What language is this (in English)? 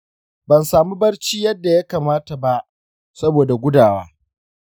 Hausa